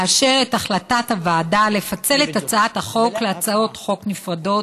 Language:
Hebrew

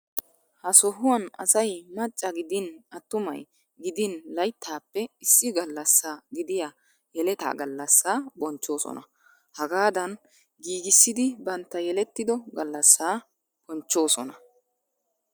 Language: Wolaytta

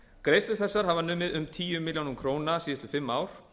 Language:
Icelandic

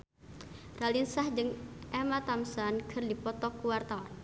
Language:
Sundanese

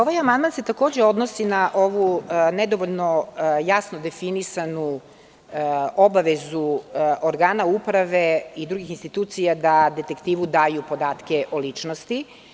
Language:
Serbian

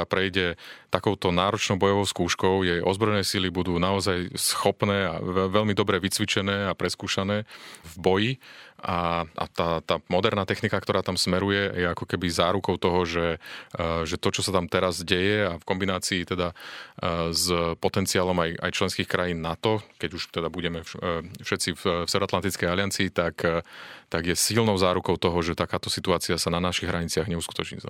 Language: Slovak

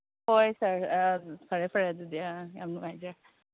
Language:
Manipuri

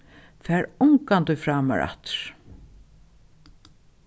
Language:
Faroese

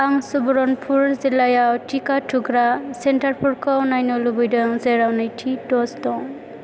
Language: Bodo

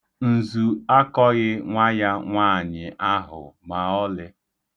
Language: Igbo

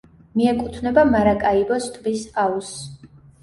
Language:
Georgian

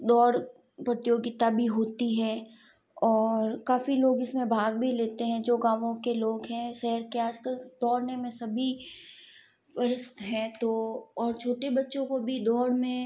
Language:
Hindi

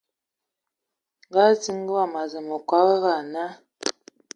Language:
Ewondo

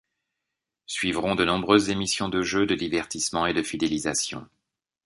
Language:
French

